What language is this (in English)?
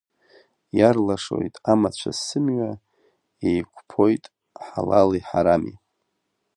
Abkhazian